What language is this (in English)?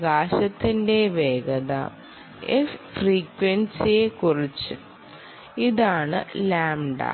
Malayalam